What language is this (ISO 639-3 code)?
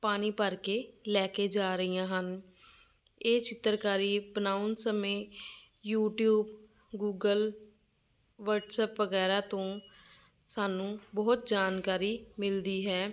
pan